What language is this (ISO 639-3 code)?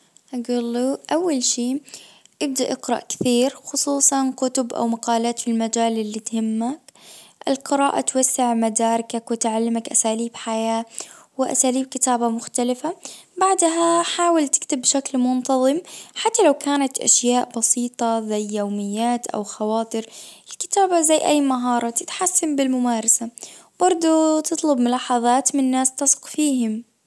ars